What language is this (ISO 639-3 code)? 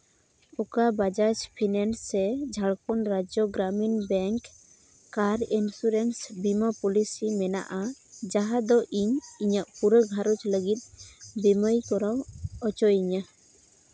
sat